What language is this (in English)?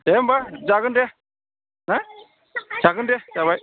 Bodo